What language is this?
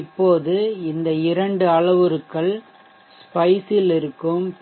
Tamil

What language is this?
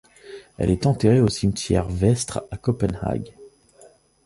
French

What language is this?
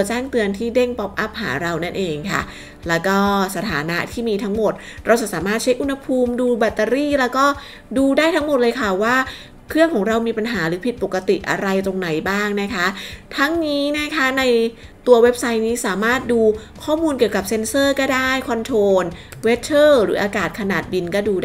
Thai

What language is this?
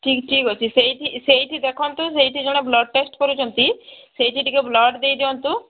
Odia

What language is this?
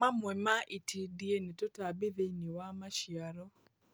Kikuyu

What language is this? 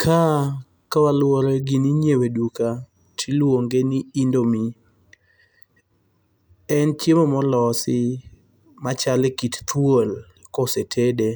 Luo (Kenya and Tanzania)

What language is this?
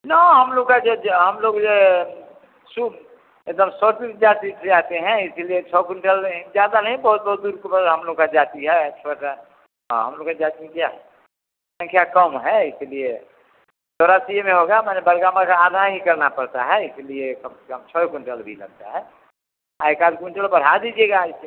Hindi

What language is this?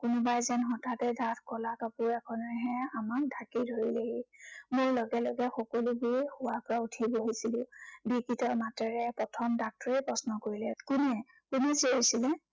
Assamese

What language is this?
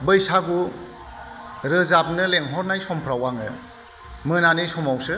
Bodo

